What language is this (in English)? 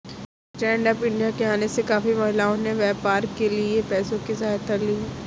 Hindi